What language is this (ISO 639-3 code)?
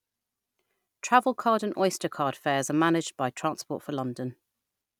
eng